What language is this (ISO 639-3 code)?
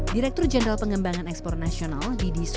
ind